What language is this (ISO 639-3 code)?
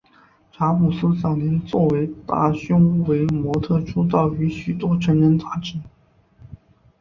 zho